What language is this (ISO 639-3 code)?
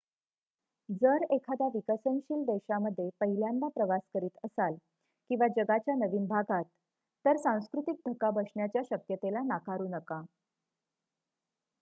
mar